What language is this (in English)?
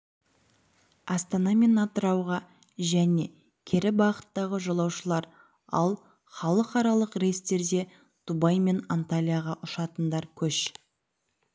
Kazakh